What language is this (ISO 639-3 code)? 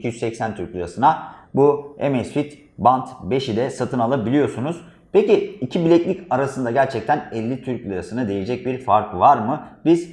tur